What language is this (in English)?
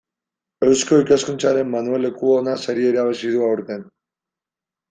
Basque